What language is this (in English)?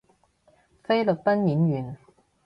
Cantonese